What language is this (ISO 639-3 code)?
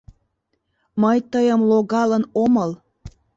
chm